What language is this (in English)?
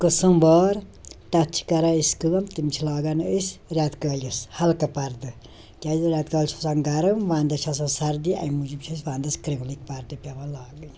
Kashmiri